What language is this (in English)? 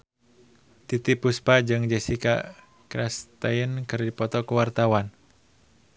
Sundanese